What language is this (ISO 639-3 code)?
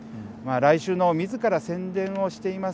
jpn